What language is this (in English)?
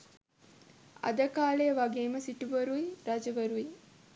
Sinhala